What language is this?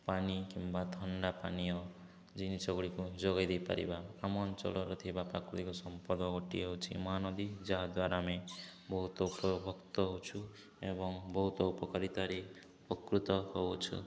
Odia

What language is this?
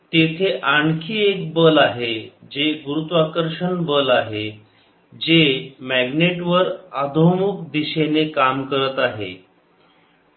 Marathi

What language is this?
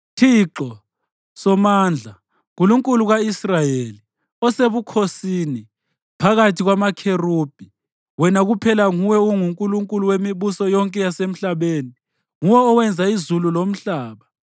North Ndebele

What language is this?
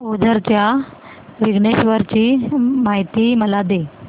Marathi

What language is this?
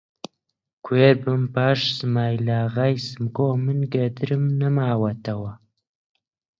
Central Kurdish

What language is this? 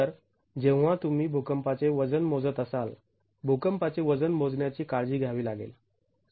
Marathi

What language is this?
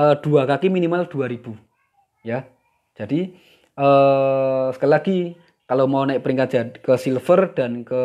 Indonesian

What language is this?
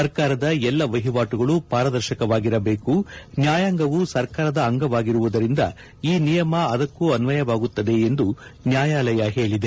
Kannada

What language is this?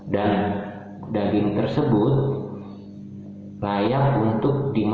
Indonesian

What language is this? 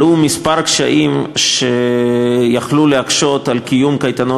Hebrew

